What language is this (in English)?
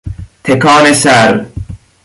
Persian